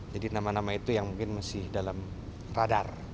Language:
Indonesian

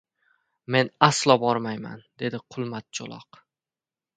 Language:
Uzbek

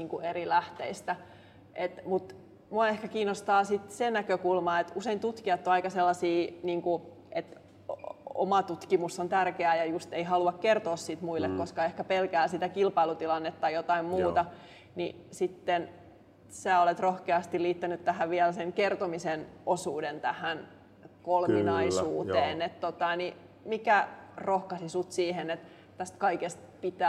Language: Finnish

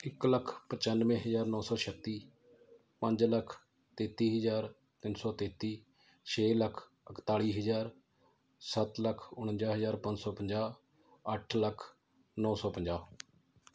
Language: Punjabi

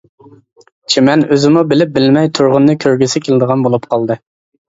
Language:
Uyghur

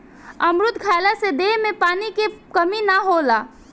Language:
Bhojpuri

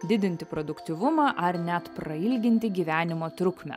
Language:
Lithuanian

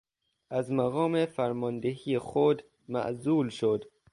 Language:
Persian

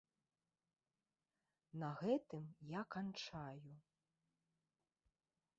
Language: Belarusian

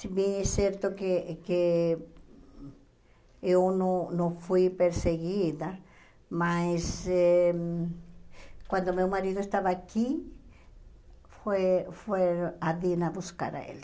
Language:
Portuguese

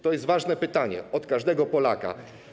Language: Polish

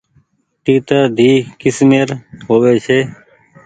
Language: Goaria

